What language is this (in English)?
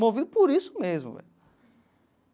Portuguese